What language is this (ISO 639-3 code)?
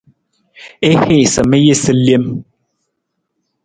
nmz